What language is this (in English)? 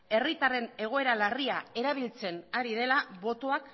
Basque